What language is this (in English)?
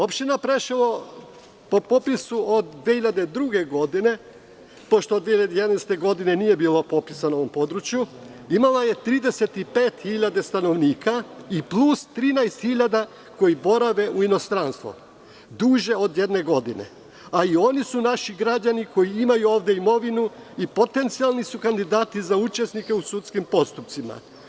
Serbian